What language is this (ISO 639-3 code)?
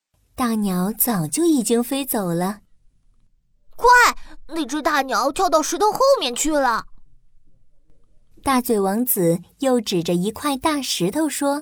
zho